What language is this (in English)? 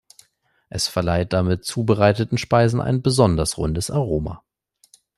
German